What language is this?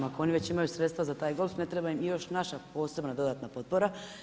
Croatian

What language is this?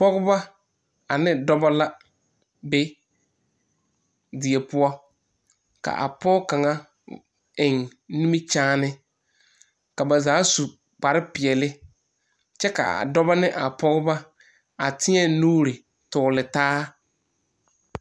Southern Dagaare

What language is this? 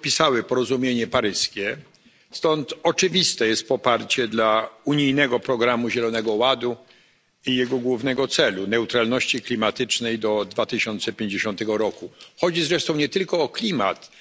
Polish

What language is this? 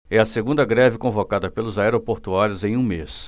Portuguese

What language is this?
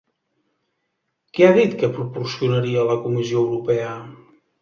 Catalan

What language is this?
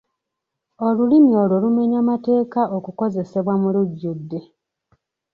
Ganda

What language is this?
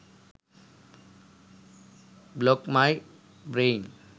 Sinhala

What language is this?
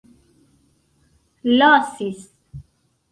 Esperanto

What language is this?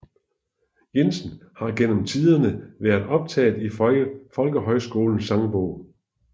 Danish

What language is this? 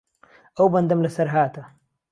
Central Kurdish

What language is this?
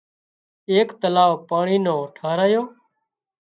Wadiyara Koli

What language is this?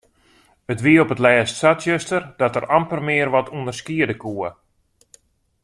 Western Frisian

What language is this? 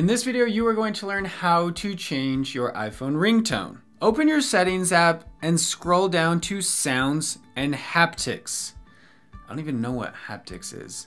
English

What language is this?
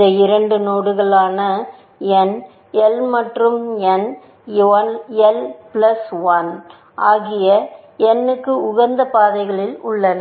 Tamil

